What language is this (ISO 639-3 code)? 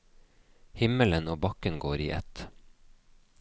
nor